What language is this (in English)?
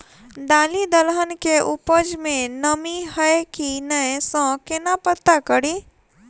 Maithili